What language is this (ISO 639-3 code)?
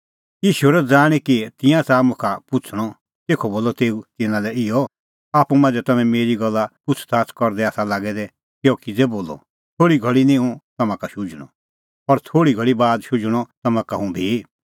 kfx